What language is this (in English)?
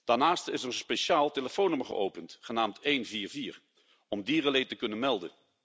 Dutch